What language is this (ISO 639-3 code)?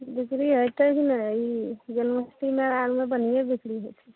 mai